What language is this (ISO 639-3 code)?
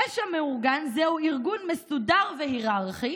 heb